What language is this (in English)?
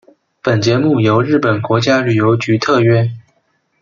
Chinese